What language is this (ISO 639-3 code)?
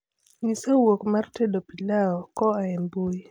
luo